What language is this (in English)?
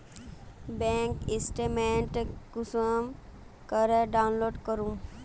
Magahi